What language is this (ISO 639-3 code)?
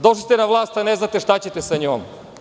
srp